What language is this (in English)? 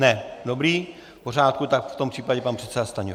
Czech